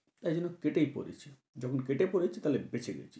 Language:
Bangla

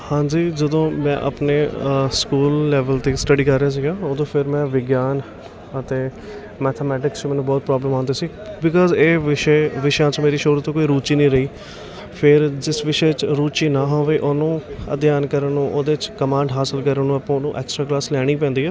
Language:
Punjabi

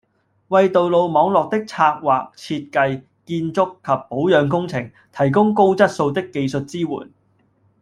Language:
Cantonese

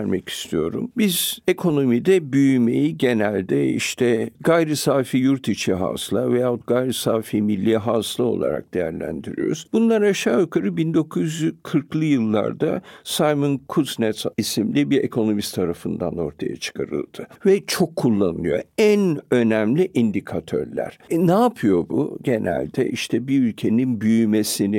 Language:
Turkish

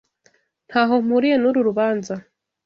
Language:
Kinyarwanda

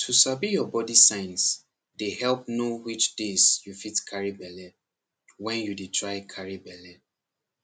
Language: Nigerian Pidgin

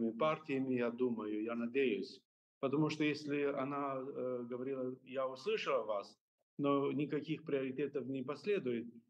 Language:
Russian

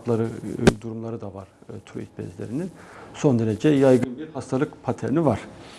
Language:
Turkish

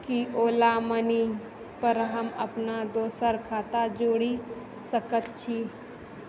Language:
Maithili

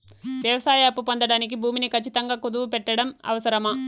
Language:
Telugu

